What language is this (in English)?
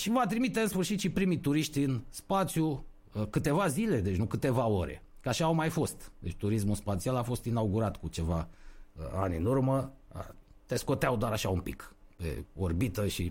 Romanian